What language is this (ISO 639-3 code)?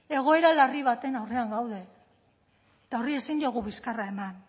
eus